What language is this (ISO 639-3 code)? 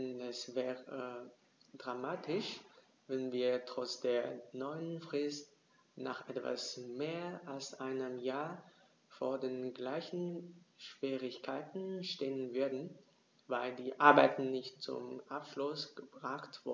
deu